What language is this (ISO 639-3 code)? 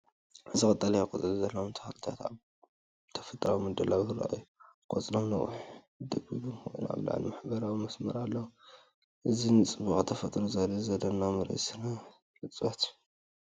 tir